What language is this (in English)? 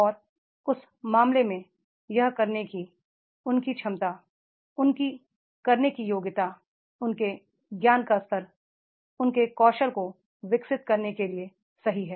Hindi